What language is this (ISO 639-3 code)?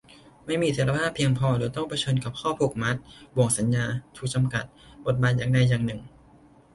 tha